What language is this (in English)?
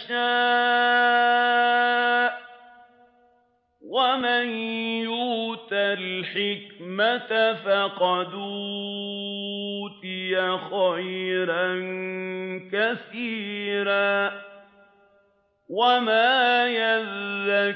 Arabic